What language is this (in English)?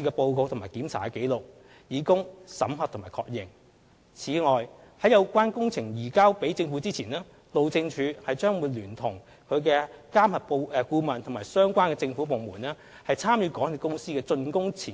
Cantonese